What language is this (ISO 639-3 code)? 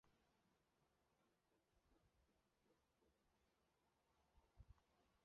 zho